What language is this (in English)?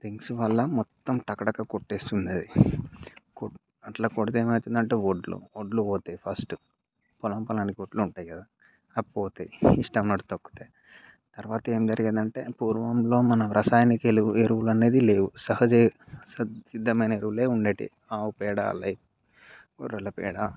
Telugu